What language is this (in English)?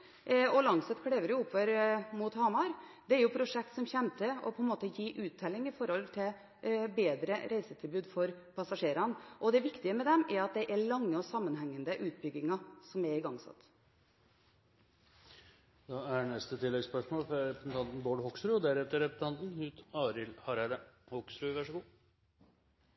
Norwegian